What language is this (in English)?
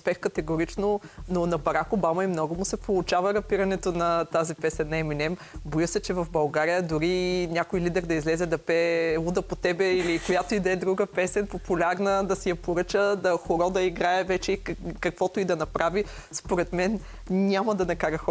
Bulgarian